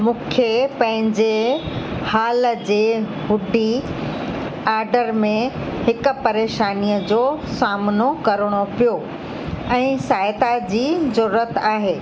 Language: Sindhi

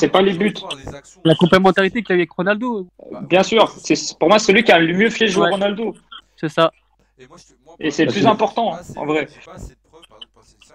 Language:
French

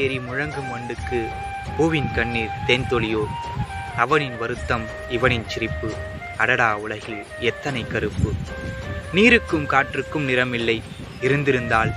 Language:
Tamil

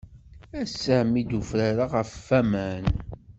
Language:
Kabyle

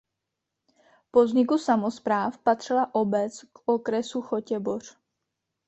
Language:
Czech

